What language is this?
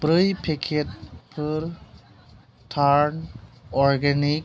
Bodo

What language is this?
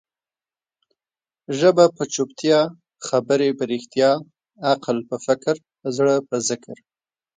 Pashto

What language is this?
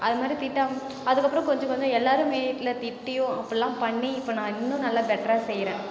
Tamil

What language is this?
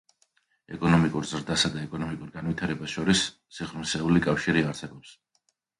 Georgian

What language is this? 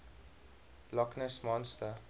English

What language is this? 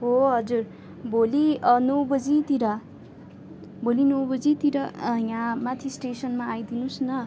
Nepali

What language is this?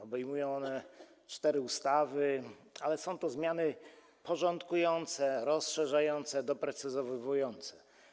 Polish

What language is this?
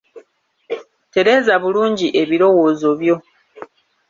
Ganda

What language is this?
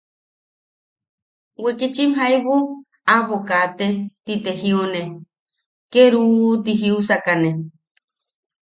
Yaqui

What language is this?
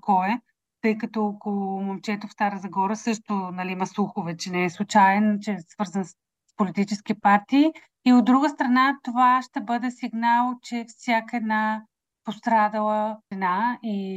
Bulgarian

